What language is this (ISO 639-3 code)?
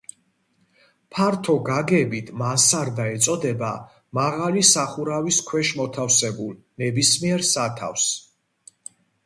kat